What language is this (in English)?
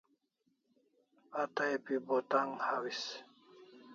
Kalasha